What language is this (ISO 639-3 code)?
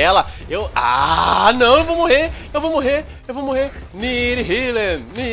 por